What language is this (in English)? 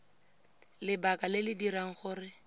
Tswana